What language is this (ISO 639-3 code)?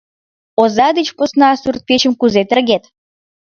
chm